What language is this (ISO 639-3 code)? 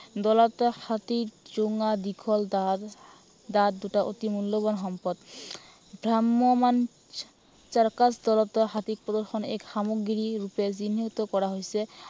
asm